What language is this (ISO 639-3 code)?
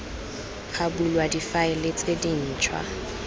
tsn